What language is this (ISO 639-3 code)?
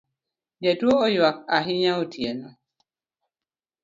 luo